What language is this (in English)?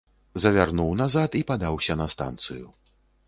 Belarusian